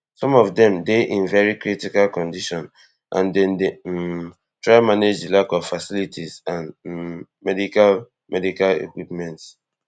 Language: Nigerian Pidgin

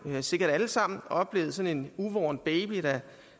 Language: Danish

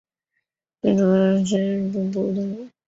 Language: Chinese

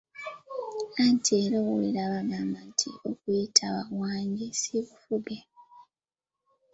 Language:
Ganda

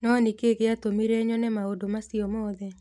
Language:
Kikuyu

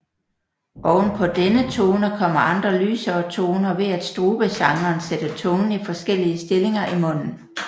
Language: Danish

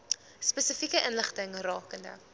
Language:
Afrikaans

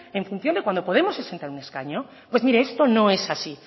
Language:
Spanish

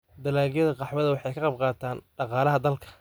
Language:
Somali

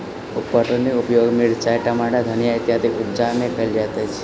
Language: Maithili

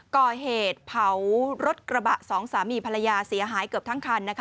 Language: Thai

